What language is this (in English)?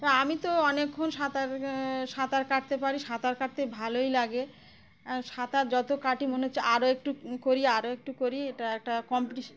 Bangla